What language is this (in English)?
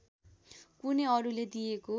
Nepali